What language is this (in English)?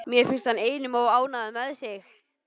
Icelandic